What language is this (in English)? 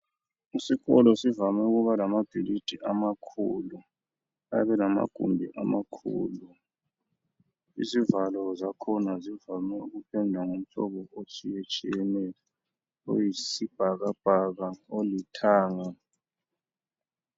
North Ndebele